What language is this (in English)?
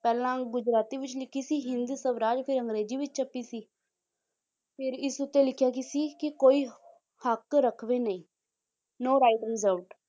Punjabi